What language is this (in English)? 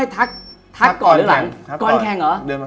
Thai